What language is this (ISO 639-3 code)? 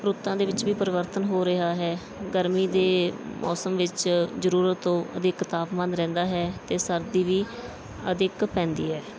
pan